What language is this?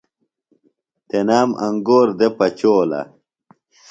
Phalura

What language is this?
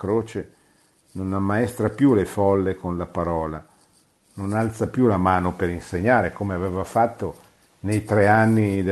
Italian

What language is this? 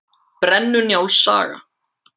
Icelandic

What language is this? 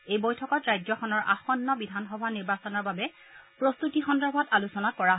Assamese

